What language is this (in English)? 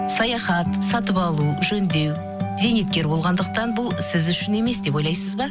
Kazakh